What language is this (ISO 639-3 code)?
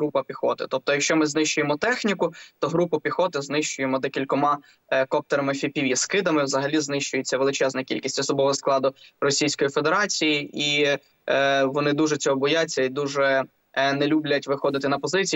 ukr